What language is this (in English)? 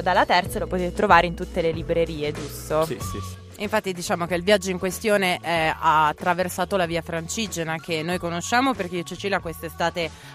Italian